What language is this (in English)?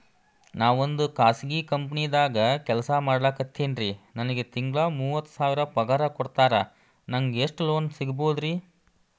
Kannada